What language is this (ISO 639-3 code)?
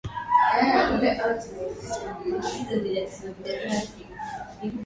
swa